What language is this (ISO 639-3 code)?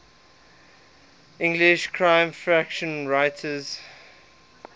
eng